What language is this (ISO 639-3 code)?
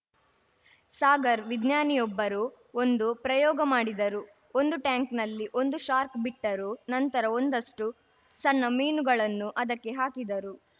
kan